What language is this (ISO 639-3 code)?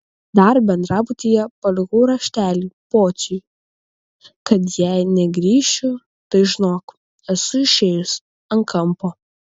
lit